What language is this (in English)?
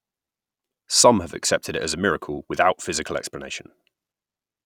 English